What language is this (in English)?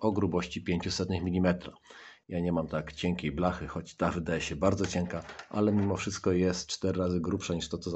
Polish